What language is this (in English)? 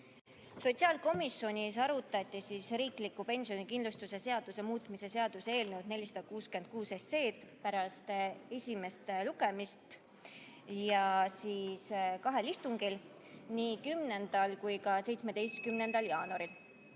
Estonian